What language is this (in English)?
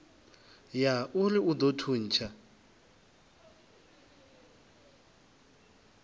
Venda